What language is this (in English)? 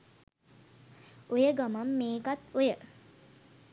Sinhala